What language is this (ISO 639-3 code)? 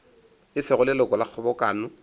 nso